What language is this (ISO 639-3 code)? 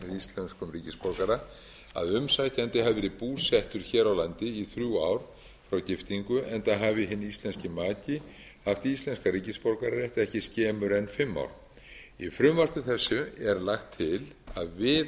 isl